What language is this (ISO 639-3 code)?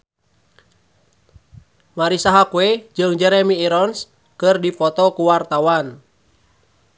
sun